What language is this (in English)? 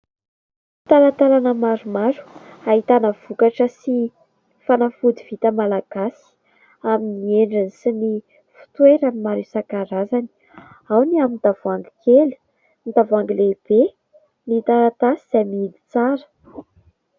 Malagasy